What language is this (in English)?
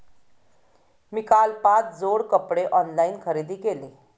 Marathi